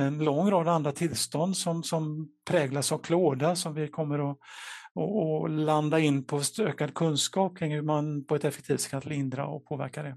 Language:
Swedish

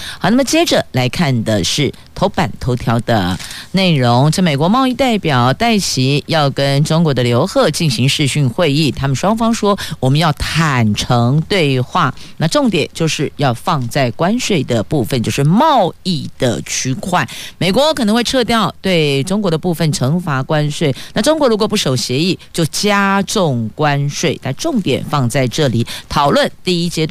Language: Chinese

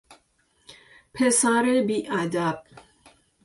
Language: Persian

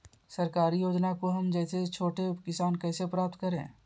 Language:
Magahi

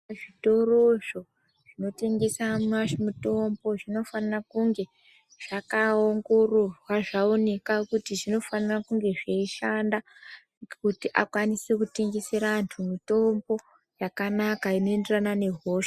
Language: Ndau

